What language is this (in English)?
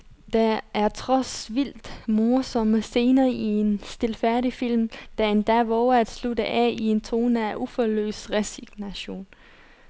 Danish